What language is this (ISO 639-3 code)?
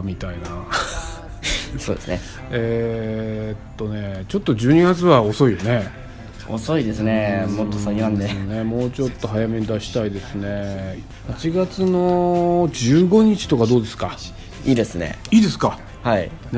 jpn